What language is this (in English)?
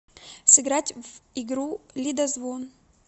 Russian